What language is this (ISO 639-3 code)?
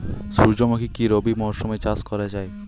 ben